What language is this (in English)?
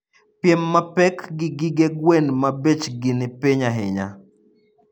Luo (Kenya and Tanzania)